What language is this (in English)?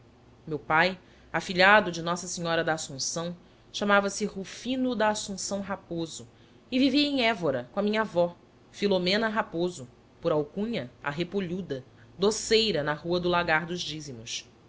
Portuguese